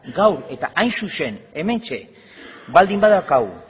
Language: Basque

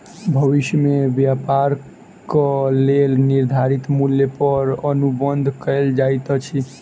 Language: Maithili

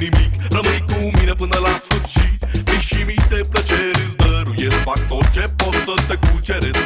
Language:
Romanian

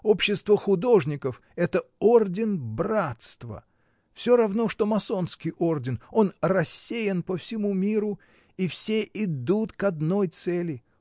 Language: Russian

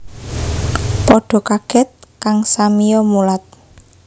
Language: Javanese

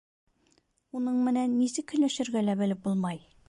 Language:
Bashkir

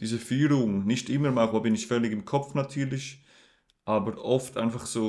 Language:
German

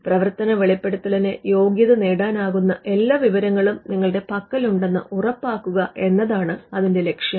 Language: Malayalam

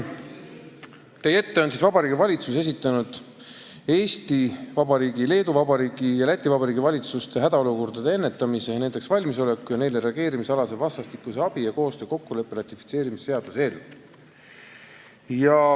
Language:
Estonian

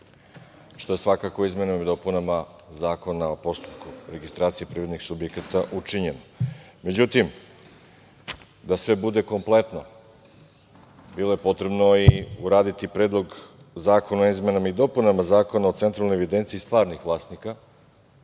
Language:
Serbian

